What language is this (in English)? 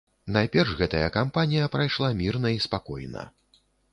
Belarusian